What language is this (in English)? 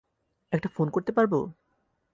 Bangla